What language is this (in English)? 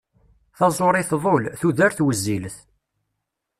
Kabyle